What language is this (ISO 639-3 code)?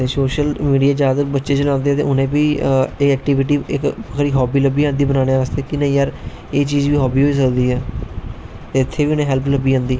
doi